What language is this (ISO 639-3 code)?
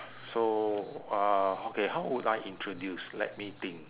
eng